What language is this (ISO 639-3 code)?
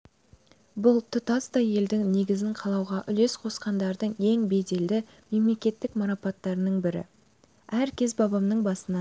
kaz